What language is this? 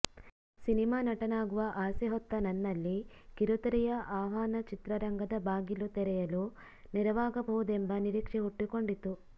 Kannada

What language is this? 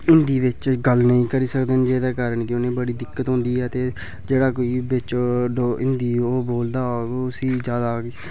Dogri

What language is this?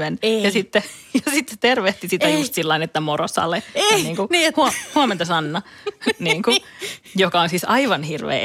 Finnish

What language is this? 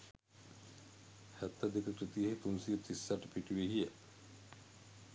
Sinhala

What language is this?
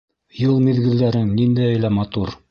Bashkir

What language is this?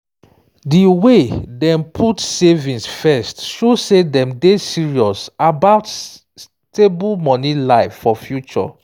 Nigerian Pidgin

